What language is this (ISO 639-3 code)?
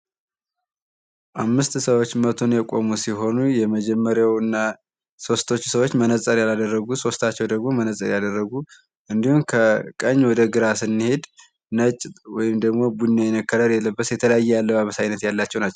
amh